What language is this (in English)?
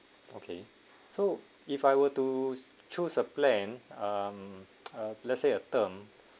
English